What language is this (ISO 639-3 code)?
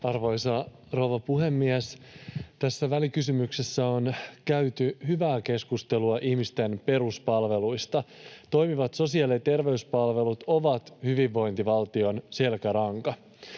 fin